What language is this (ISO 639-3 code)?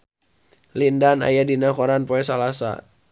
sun